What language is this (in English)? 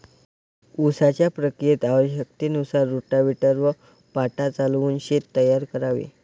Marathi